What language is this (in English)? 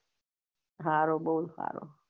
Gujarati